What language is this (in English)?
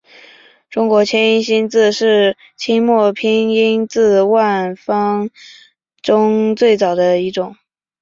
Chinese